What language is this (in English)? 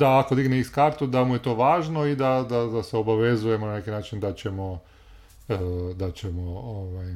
Croatian